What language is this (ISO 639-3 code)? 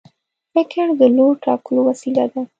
pus